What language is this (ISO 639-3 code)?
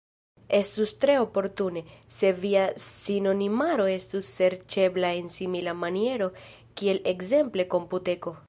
epo